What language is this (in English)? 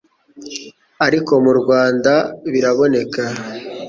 Kinyarwanda